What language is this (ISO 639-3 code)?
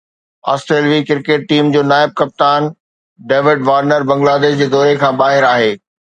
snd